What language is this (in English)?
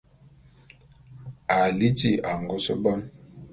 Bulu